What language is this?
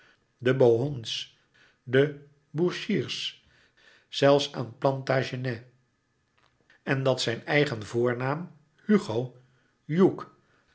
Dutch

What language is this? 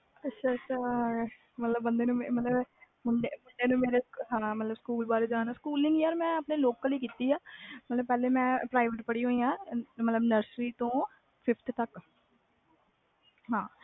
Punjabi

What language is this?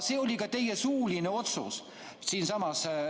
Estonian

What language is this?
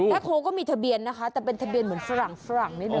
Thai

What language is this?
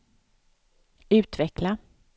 Swedish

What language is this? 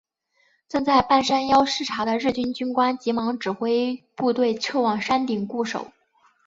Chinese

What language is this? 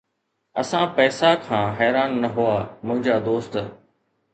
Sindhi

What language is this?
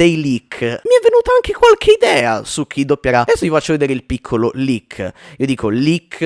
Italian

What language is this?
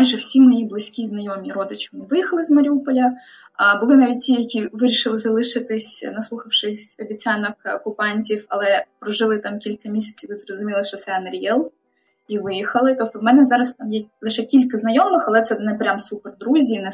Ukrainian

